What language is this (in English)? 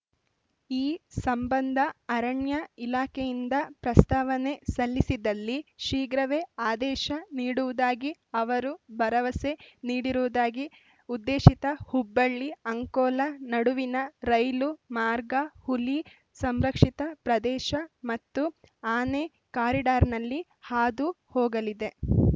Kannada